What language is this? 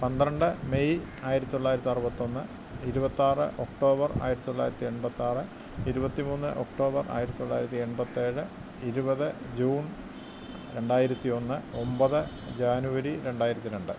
Malayalam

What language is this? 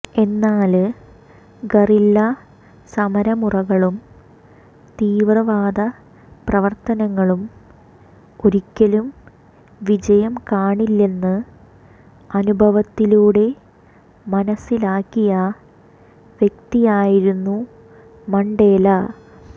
Malayalam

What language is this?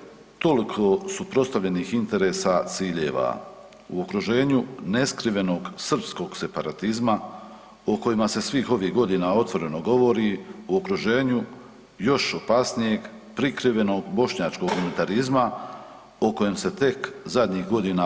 Croatian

